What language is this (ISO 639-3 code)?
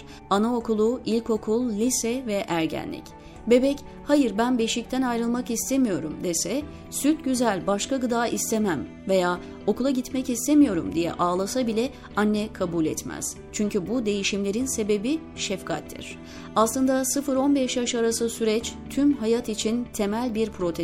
tur